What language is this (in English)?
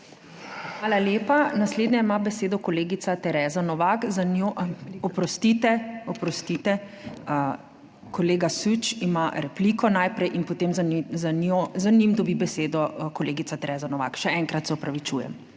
Slovenian